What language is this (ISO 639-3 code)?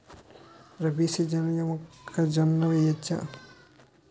tel